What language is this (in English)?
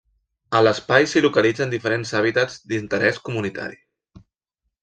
Catalan